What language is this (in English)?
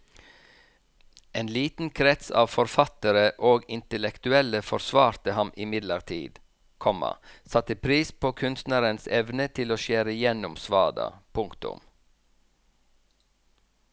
Norwegian